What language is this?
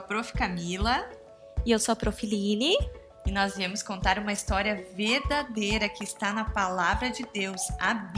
Portuguese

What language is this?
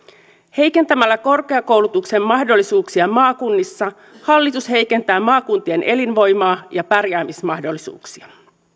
Finnish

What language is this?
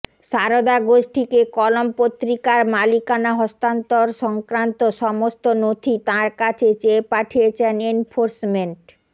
Bangla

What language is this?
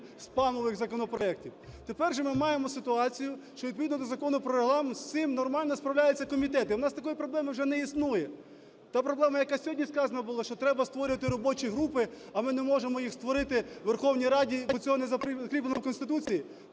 Ukrainian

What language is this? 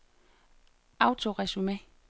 Danish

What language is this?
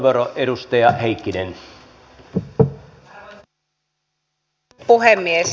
Finnish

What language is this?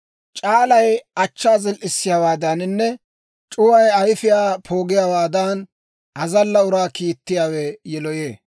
Dawro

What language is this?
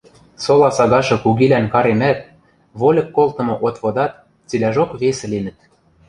Western Mari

